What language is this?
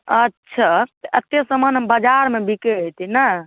Maithili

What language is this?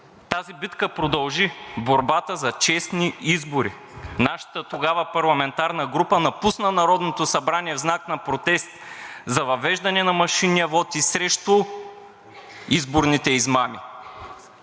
Bulgarian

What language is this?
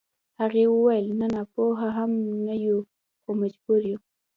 Pashto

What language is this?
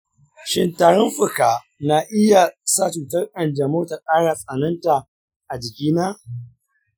Hausa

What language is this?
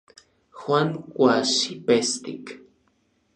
Orizaba Nahuatl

